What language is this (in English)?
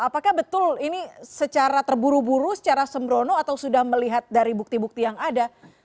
Indonesian